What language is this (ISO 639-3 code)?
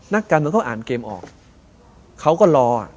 tha